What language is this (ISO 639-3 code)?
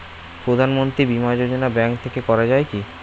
ben